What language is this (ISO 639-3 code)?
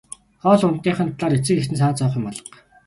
mon